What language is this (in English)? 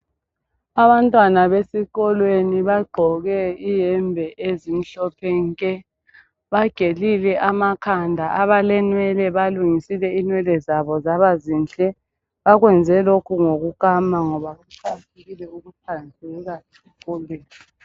North Ndebele